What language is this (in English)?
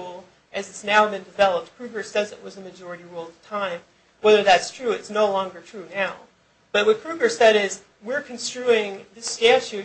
English